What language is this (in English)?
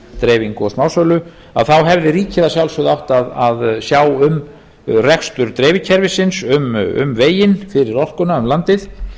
Icelandic